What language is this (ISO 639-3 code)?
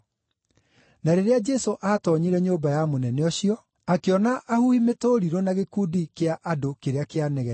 kik